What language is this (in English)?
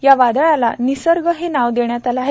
Marathi